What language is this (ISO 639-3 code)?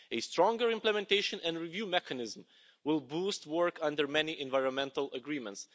eng